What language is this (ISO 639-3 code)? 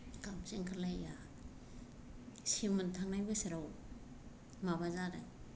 brx